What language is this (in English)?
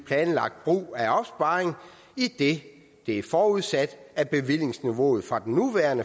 Danish